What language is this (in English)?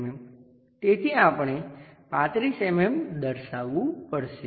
Gujarati